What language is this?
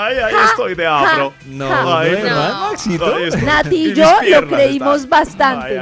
Spanish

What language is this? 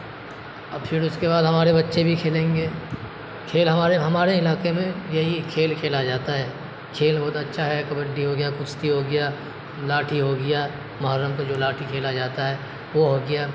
Urdu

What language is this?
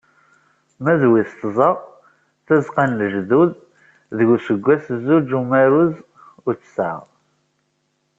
Kabyle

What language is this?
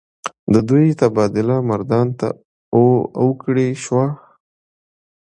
Pashto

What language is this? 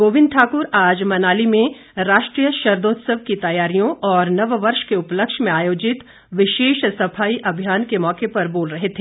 Hindi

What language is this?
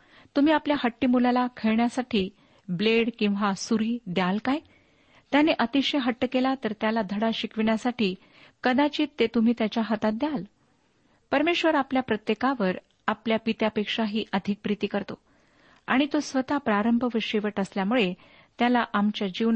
Marathi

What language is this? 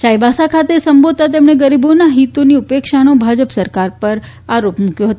Gujarati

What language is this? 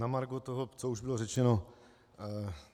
Czech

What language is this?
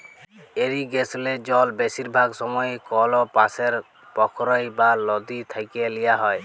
Bangla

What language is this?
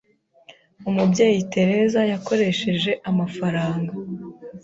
Kinyarwanda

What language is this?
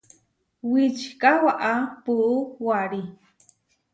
Huarijio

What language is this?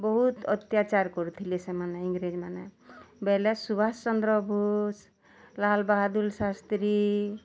Odia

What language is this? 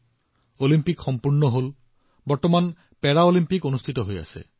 Assamese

